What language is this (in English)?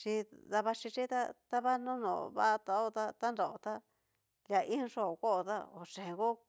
Cacaloxtepec Mixtec